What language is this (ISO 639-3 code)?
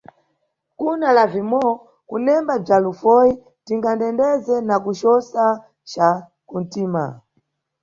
nyu